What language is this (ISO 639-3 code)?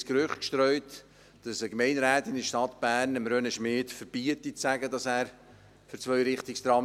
gsw